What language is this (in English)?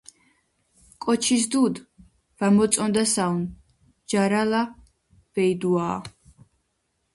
Georgian